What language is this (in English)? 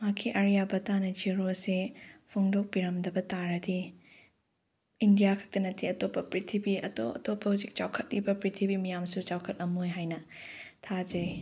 Manipuri